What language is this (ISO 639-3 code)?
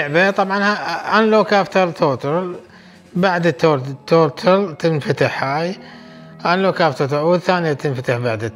ara